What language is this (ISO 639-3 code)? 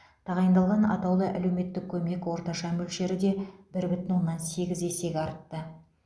kaz